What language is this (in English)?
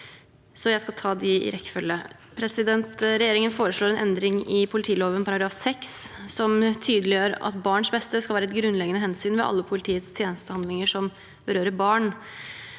Norwegian